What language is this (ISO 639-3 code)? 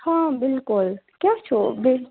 kas